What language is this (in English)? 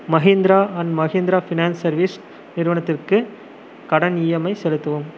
Tamil